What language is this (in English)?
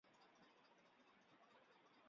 Chinese